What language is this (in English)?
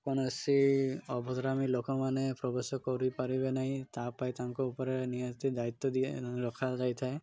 Odia